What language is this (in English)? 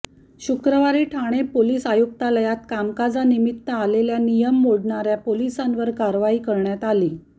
Marathi